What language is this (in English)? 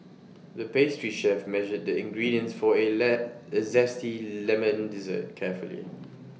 English